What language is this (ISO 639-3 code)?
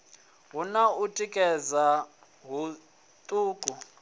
ven